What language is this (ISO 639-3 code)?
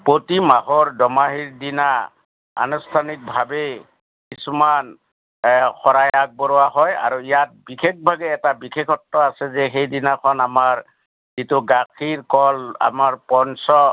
asm